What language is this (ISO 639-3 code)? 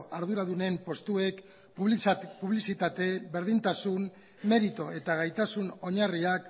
eus